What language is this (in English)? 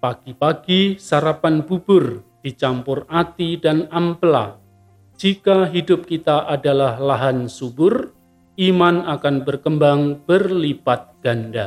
Indonesian